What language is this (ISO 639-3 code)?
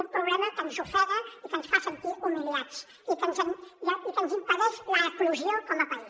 cat